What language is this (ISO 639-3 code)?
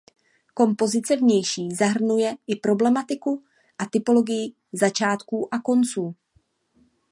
ces